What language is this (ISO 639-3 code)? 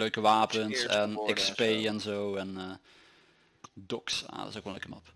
nld